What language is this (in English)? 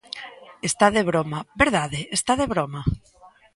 Galician